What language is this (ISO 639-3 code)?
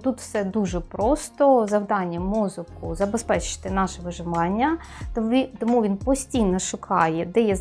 ukr